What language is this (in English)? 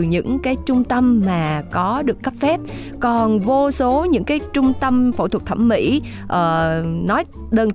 Vietnamese